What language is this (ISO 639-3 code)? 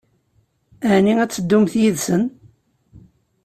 kab